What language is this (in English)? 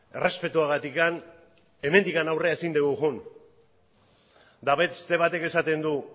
Basque